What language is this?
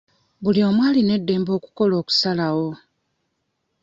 Ganda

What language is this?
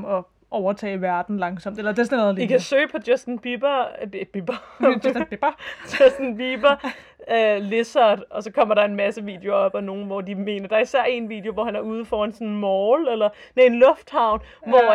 Danish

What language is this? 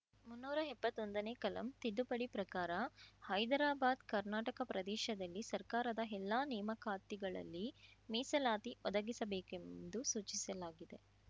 Kannada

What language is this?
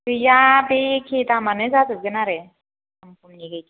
Bodo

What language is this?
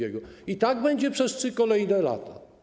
Polish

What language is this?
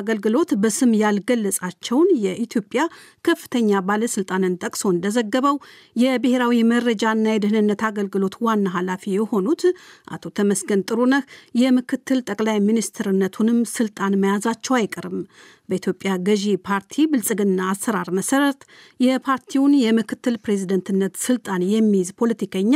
Amharic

